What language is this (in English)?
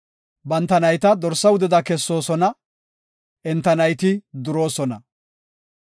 Gofa